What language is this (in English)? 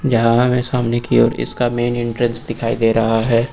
Hindi